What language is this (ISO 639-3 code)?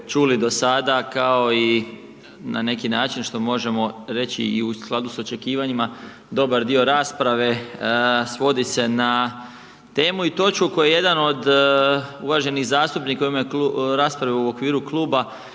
hrv